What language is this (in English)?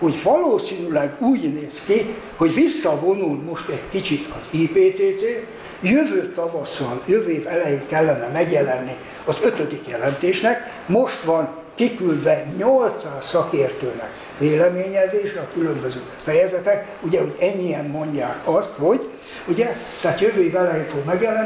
Hungarian